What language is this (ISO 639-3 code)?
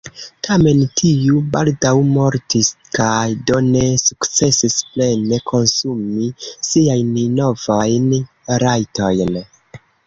epo